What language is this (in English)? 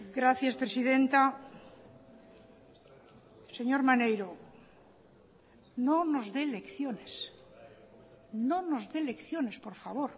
Spanish